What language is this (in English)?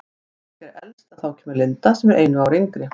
Icelandic